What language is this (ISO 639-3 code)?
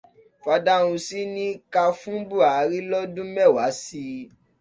yor